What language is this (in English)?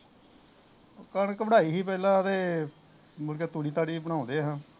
Punjabi